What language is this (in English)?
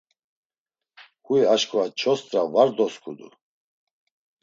Laz